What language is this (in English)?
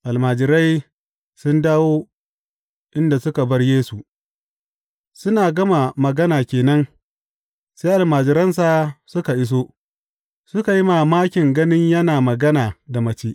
Hausa